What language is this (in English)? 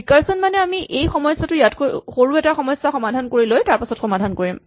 Assamese